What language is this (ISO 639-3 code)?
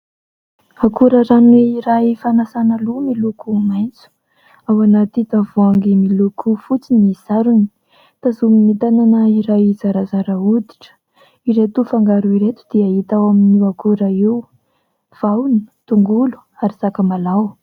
mlg